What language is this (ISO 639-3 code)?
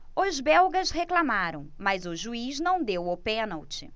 por